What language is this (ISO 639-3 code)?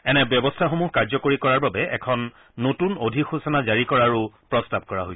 asm